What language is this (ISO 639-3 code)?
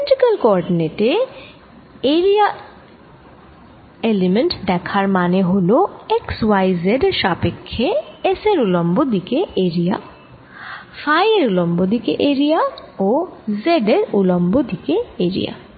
ben